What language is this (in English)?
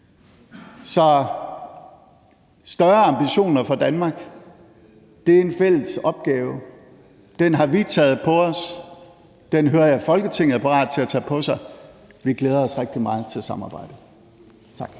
Danish